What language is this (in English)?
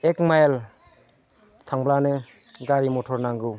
Bodo